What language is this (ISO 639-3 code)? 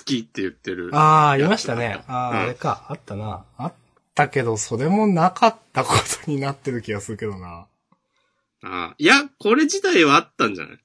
jpn